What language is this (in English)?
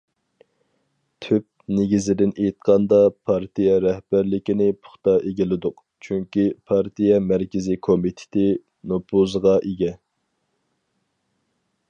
Uyghur